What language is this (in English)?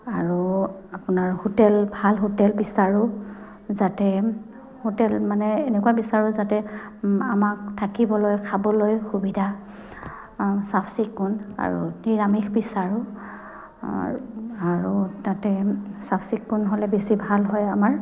Assamese